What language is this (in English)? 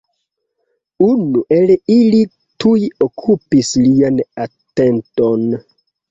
Esperanto